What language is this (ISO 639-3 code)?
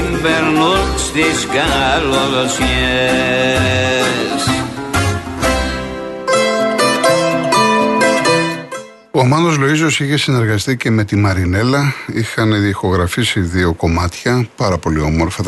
ell